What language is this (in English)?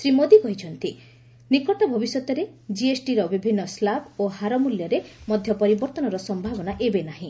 Odia